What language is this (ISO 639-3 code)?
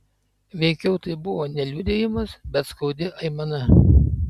lit